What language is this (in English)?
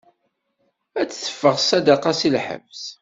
Kabyle